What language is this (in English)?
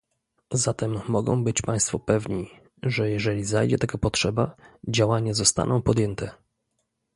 Polish